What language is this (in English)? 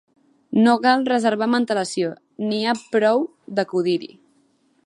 Catalan